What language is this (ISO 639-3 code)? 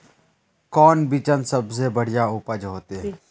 mag